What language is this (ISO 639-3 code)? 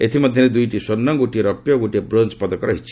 ori